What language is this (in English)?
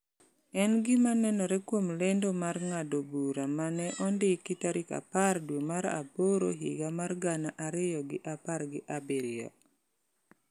Luo (Kenya and Tanzania)